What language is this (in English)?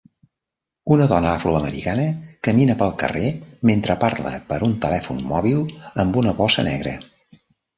Catalan